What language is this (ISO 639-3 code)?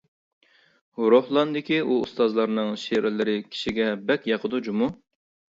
uig